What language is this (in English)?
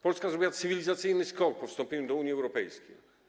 Polish